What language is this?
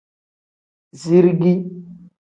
Tem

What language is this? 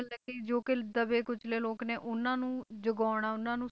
Punjabi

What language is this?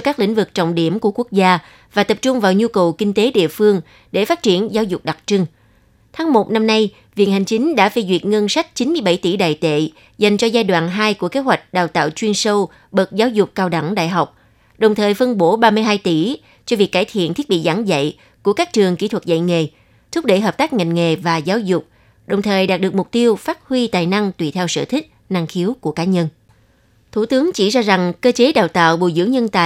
Vietnamese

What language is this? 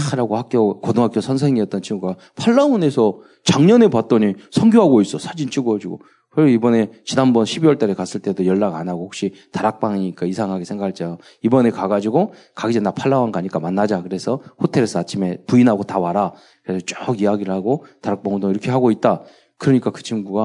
Korean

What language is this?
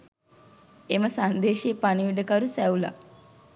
Sinhala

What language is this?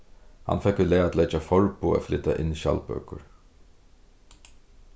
Faroese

